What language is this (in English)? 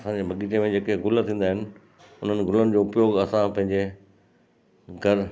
Sindhi